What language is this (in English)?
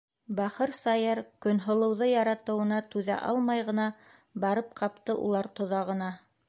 Bashkir